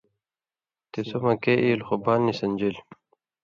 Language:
Indus Kohistani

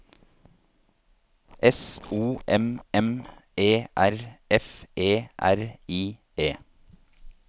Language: Norwegian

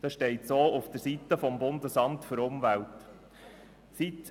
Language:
Swiss German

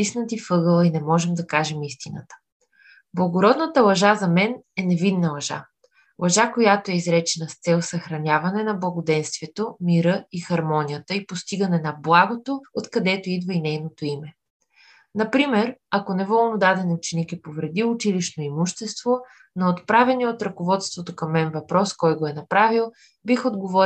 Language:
Bulgarian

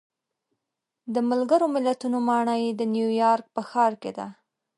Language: Pashto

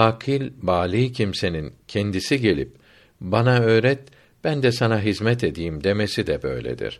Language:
Turkish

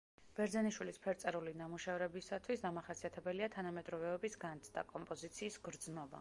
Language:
Georgian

